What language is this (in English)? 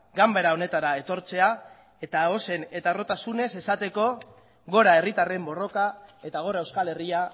Basque